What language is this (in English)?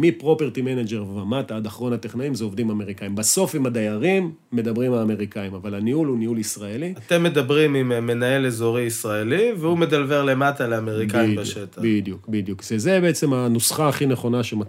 Hebrew